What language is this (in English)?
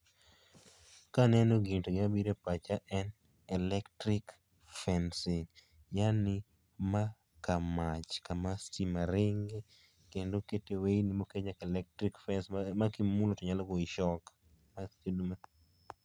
Luo (Kenya and Tanzania)